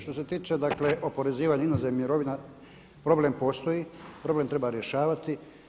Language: Croatian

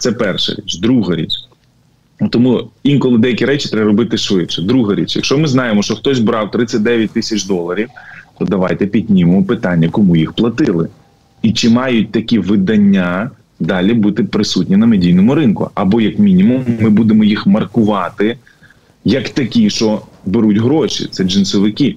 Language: Ukrainian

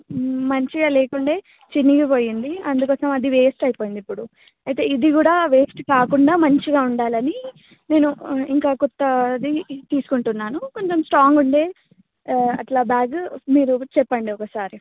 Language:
Telugu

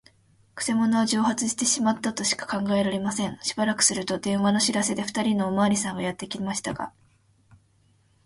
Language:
Japanese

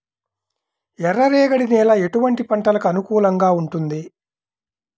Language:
Telugu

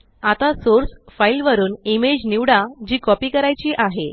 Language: Marathi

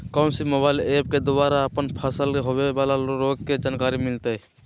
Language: Magahi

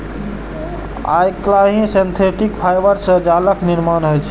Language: Maithili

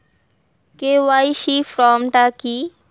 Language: Bangla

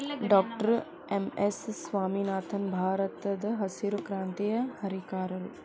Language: Kannada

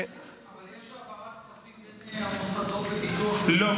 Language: Hebrew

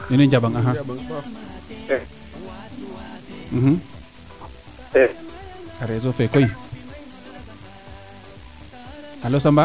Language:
Serer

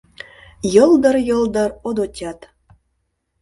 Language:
Mari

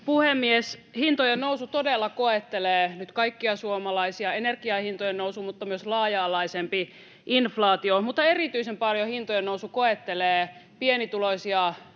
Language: Finnish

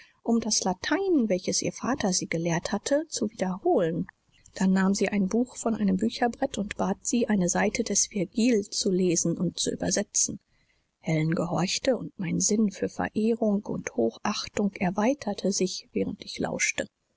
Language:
German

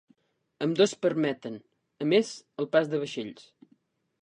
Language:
Catalan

